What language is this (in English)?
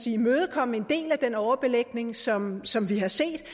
Danish